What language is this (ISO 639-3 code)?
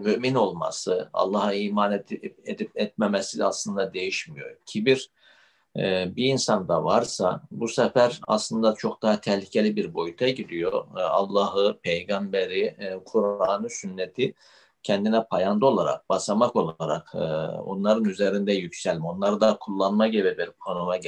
tur